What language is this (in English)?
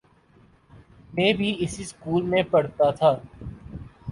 Urdu